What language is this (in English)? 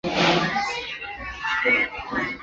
Chinese